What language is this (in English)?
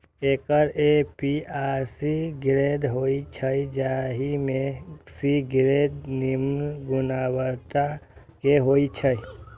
Maithili